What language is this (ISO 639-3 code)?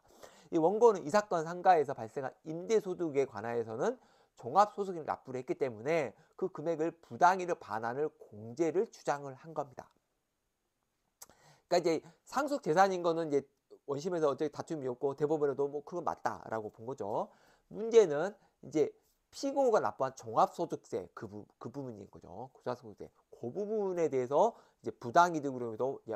kor